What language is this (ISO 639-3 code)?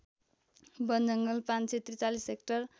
nep